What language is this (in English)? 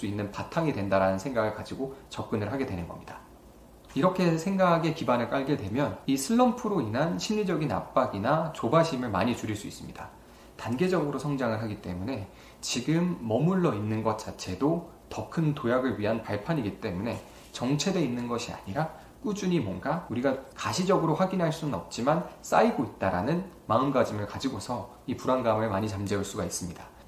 Korean